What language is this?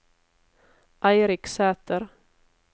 Norwegian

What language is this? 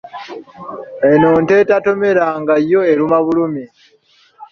Ganda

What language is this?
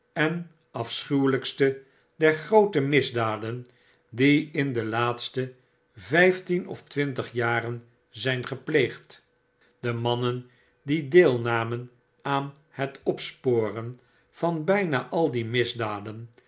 Dutch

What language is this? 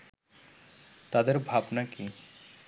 Bangla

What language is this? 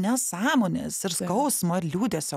Lithuanian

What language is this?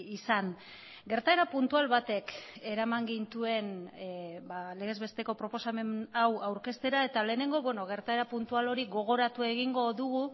Basque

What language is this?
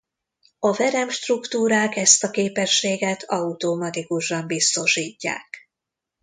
Hungarian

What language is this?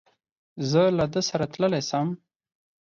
Pashto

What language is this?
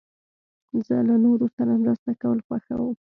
Pashto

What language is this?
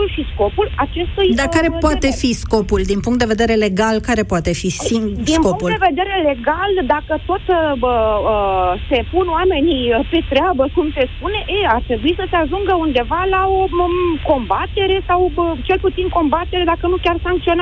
Romanian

